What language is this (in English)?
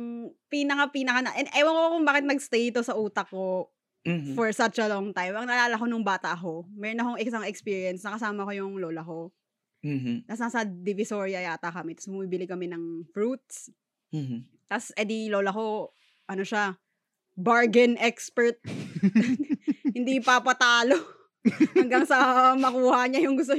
Filipino